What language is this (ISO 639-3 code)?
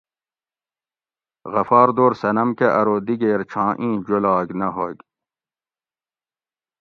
gwc